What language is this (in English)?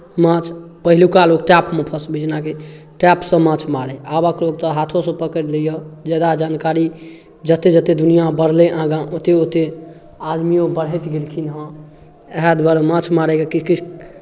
Maithili